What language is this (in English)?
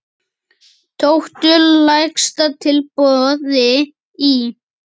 Icelandic